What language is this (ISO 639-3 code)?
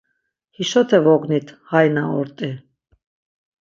lzz